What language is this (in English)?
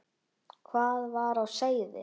Icelandic